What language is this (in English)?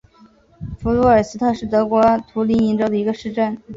Chinese